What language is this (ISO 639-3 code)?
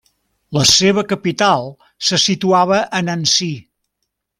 cat